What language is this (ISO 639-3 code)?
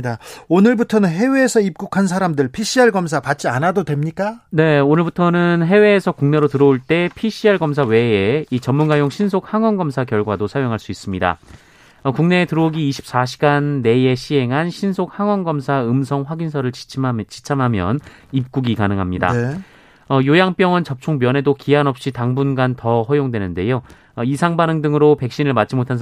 kor